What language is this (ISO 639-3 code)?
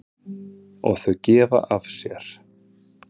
isl